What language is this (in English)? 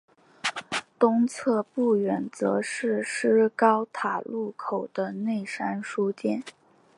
Chinese